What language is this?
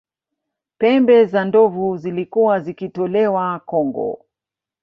Swahili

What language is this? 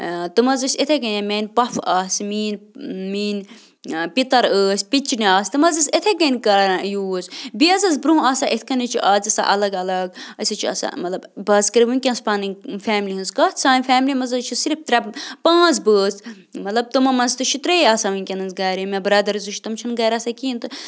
Kashmiri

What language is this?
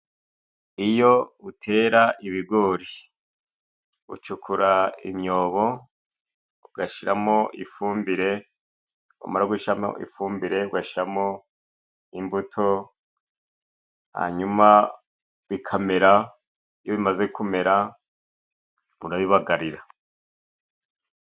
Kinyarwanda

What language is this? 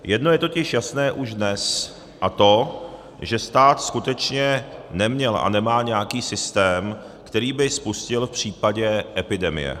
Czech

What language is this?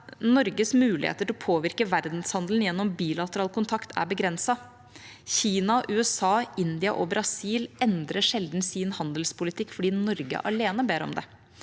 Norwegian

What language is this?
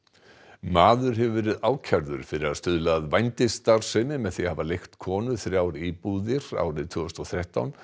Icelandic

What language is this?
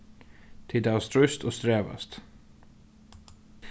Faroese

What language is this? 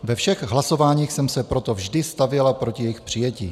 Czech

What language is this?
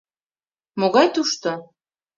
Mari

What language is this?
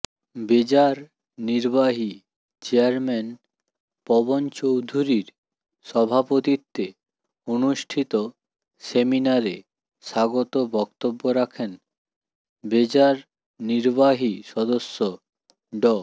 Bangla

